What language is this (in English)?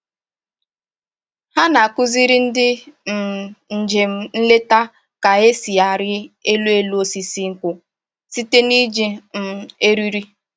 Igbo